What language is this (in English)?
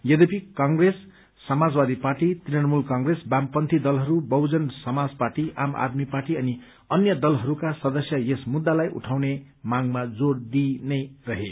Nepali